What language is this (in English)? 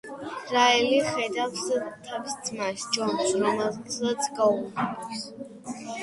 Georgian